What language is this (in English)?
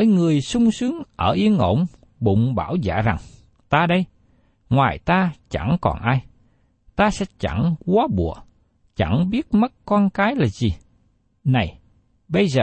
Vietnamese